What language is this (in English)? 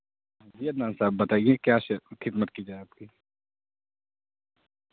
Urdu